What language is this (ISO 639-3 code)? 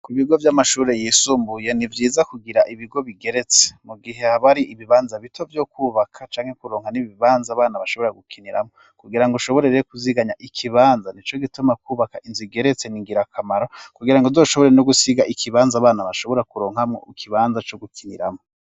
run